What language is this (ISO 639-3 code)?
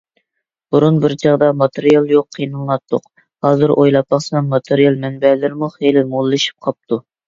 uig